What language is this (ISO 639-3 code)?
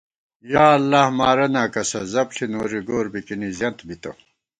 gwt